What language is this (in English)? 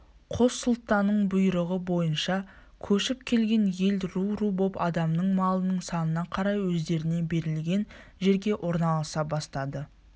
Kazakh